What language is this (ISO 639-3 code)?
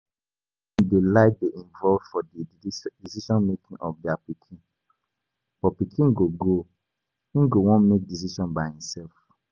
pcm